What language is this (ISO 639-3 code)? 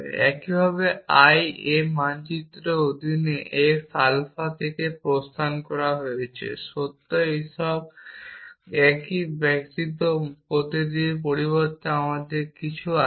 ben